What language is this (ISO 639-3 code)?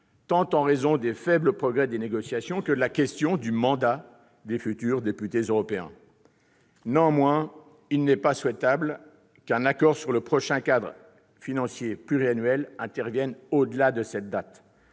fra